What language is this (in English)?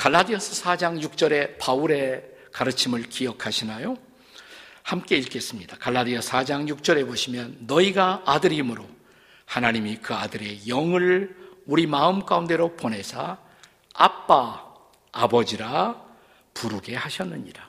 Korean